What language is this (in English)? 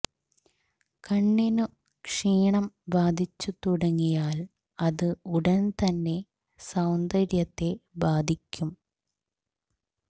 Malayalam